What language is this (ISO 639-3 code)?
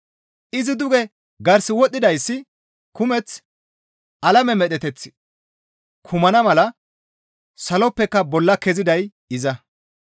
gmv